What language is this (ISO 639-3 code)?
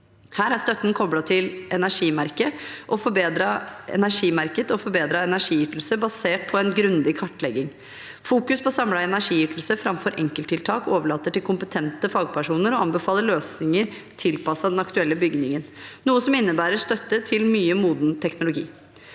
nor